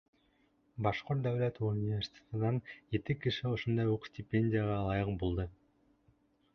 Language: Bashkir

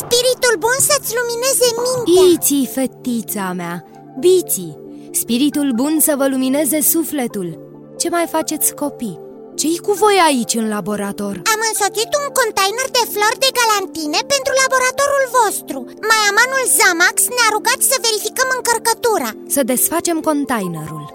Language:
Romanian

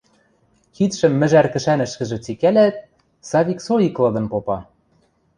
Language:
Western Mari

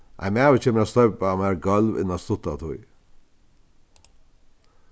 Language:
Faroese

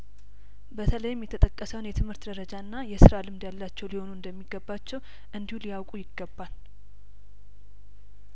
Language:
Amharic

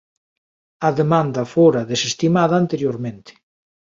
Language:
Galician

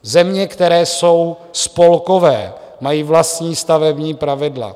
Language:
Czech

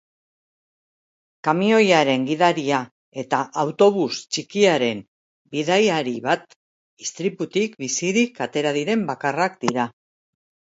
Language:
Basque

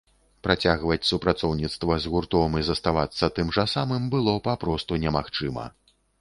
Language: Belarusian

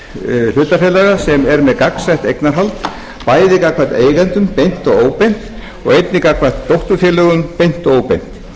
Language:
Icelandic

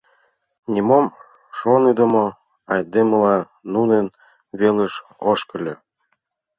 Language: Mari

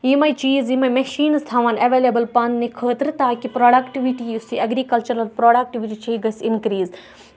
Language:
Kashmiri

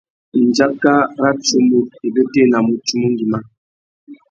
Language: Tuki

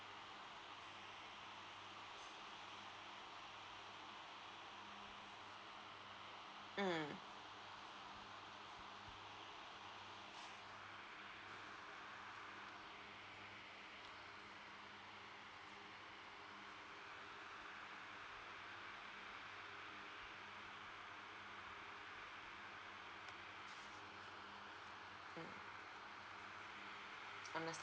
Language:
English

